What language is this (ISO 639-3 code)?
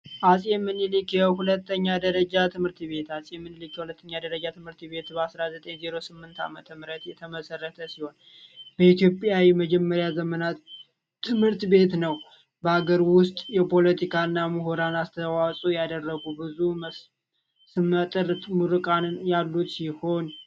amh